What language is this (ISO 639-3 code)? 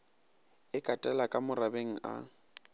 nso